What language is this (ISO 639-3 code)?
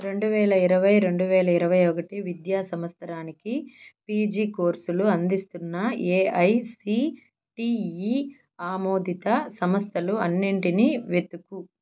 tel